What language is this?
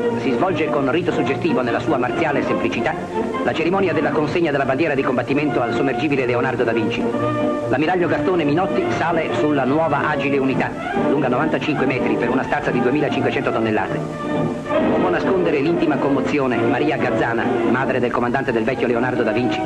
Italian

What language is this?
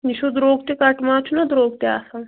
Kashmiri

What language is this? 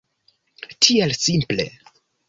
Esperanto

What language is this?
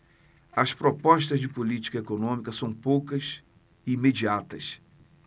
Portuguese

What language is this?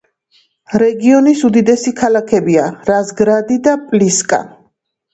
Georgian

